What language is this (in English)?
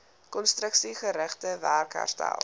Afrikaans